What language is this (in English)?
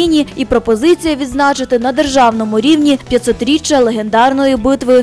Ukrainian